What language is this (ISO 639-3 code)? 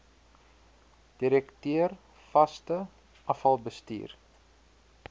afr